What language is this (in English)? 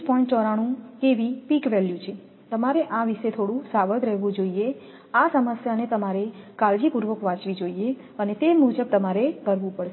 Gujarati